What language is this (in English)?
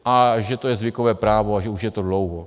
Czech